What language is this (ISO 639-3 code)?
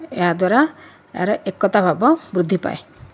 ori